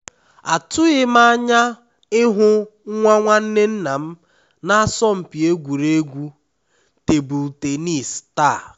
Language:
Igbo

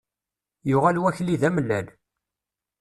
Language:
Kabyle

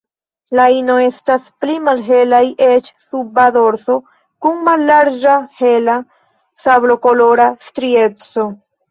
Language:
Esperanto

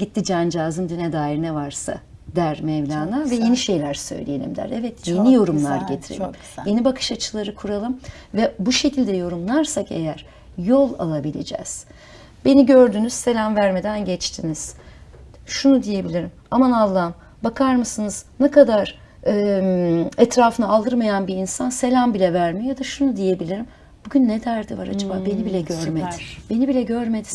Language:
Turkish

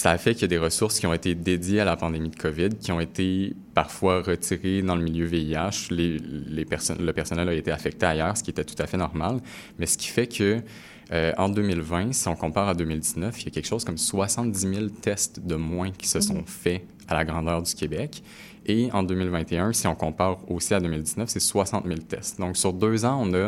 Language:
French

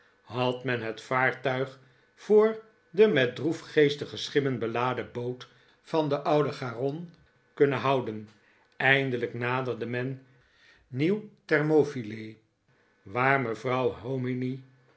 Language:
Dutch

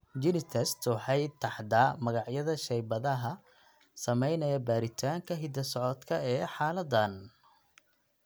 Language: Somali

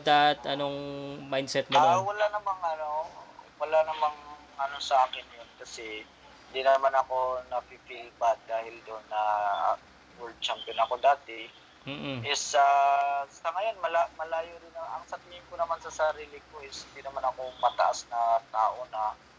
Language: Filipino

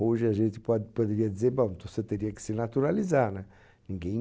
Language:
Portuguese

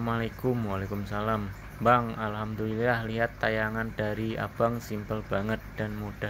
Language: Indonesian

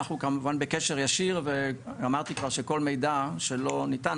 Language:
Hebrew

